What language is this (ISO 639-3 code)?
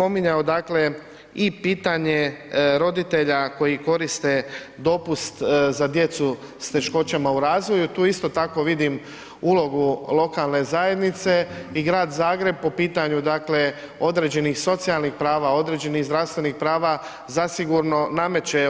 hrv